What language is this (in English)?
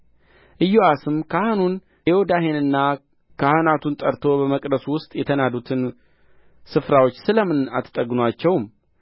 Amharic